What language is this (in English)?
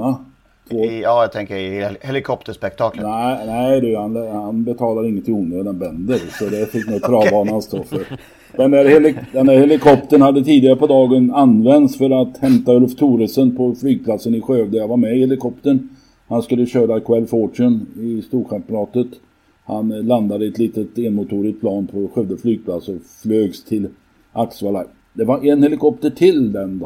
Swedish